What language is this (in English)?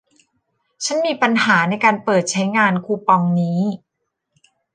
Thai